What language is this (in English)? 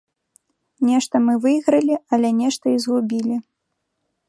Belarusian